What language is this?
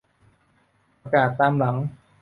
Thai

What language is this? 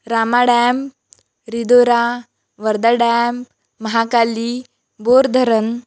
Marathi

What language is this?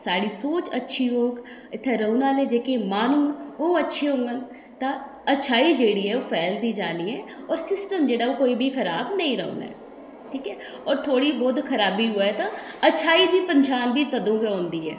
Dogri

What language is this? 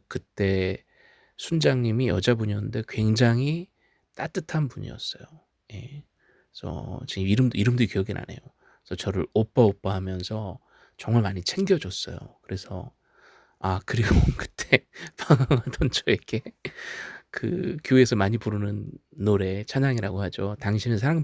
Korean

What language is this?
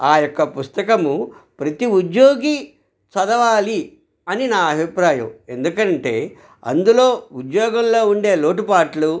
Telugu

